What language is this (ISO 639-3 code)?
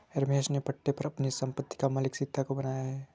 hin